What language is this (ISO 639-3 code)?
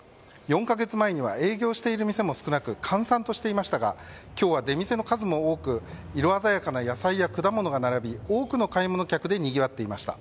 jpn